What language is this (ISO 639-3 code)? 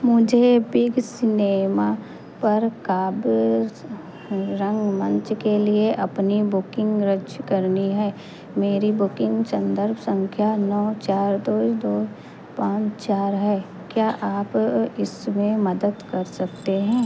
hin